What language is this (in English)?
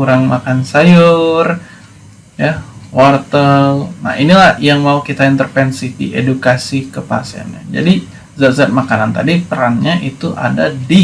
Indonesian